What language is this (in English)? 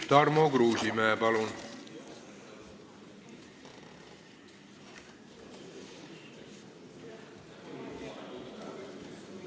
Estonian